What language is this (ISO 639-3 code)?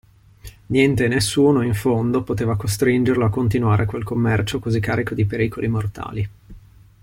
ita